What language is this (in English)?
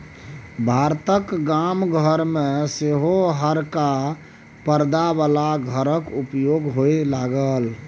Maithili